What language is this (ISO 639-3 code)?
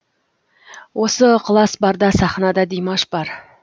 kaz